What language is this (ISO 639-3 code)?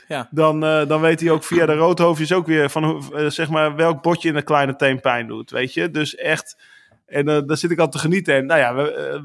nld